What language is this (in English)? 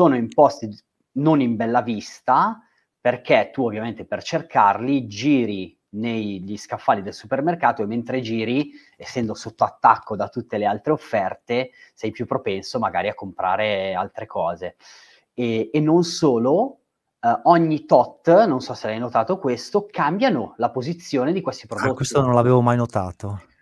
Italian